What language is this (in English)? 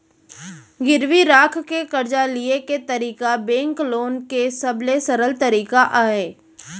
Chhattisgarhi